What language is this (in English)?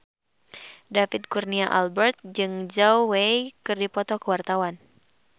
Sundanese